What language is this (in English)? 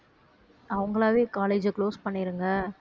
Tamil